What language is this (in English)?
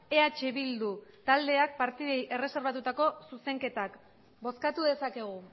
Basque